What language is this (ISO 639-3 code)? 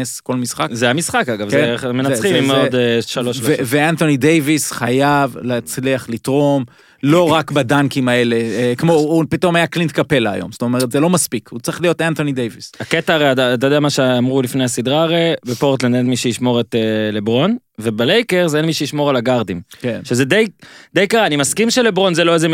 heb